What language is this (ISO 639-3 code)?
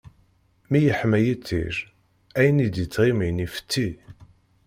kab